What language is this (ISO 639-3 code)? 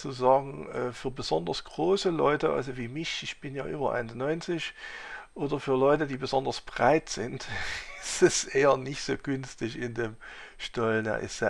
deu